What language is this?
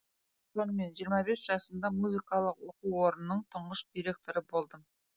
Kazakh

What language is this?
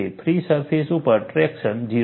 Gujarati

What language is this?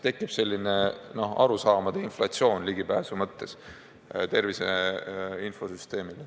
Estonian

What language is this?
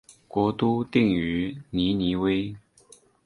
Chinese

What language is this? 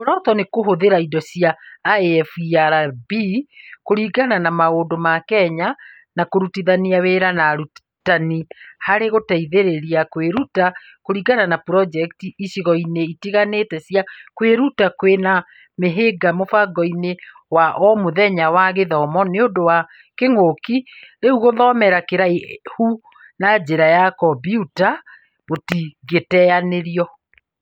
Kikuyu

